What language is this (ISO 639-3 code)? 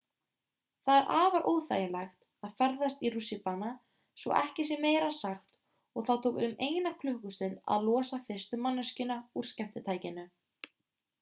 isl